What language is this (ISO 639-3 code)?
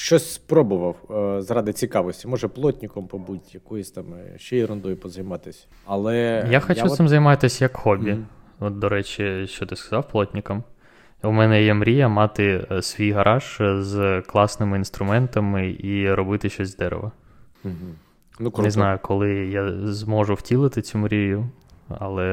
ukr